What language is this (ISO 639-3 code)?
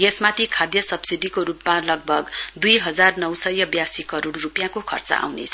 nep